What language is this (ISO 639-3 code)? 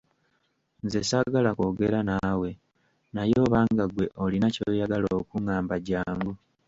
lug